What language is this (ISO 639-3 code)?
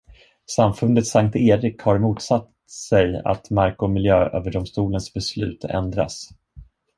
swe